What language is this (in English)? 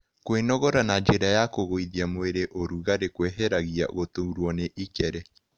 Kikuyu